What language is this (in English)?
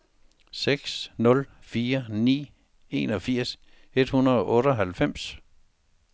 Danish